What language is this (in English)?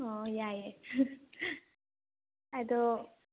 Manipuri